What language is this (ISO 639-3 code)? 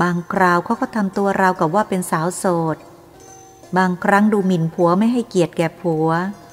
tha